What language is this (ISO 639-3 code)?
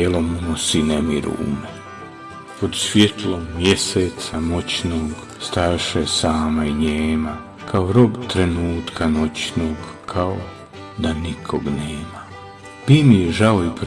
hrv